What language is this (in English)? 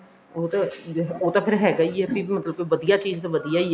Punjabi